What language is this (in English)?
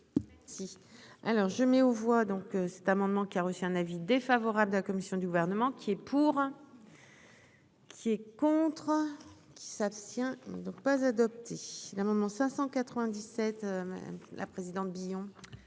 French